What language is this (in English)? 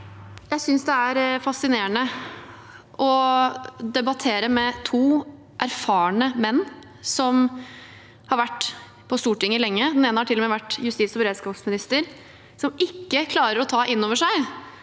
Norwegian